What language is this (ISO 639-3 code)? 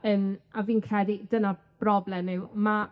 cym